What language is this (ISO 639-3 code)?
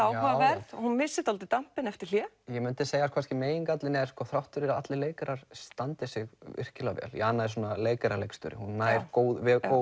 isl